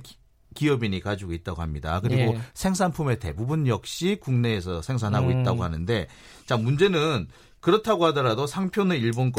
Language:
Korean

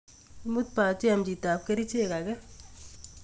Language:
Kalenjin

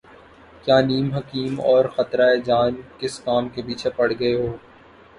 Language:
Urdu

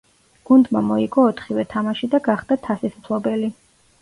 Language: Georgian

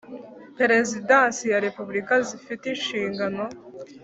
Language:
Kinyarwanda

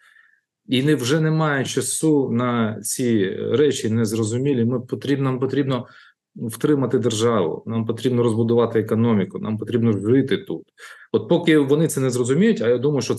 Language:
Ukrainian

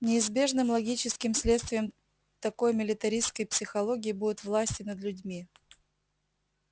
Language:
Russian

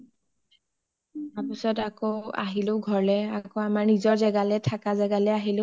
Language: Assamese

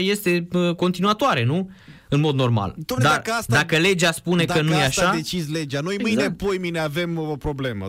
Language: Romanian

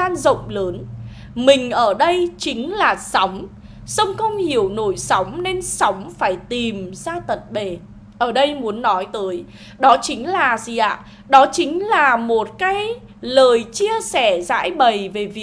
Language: Vietnamese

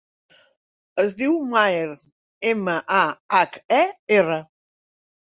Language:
Catalan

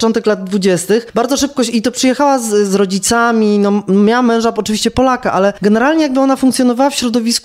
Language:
Polish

